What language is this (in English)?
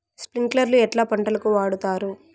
Telugu